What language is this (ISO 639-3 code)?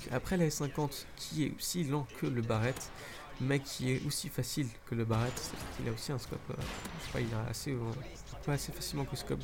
fra